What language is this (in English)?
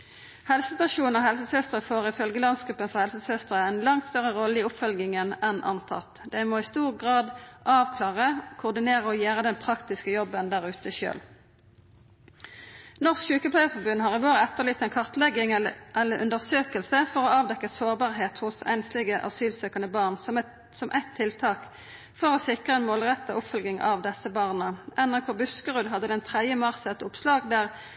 Norwegian Nynorsk